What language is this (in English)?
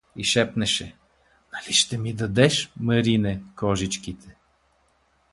Bulgarian